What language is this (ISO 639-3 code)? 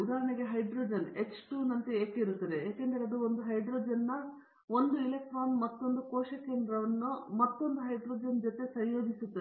kan